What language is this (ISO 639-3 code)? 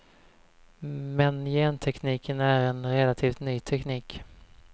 swe